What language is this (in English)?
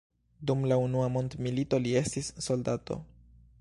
Esperanto